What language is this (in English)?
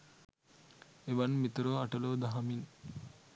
Sinhala